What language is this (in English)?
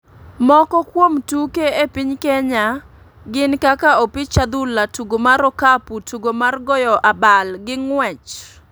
Luo (Kenya and Tanzania)